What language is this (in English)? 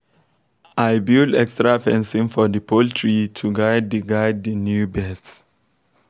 Nigerian Pidgin